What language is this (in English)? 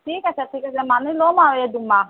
Assamese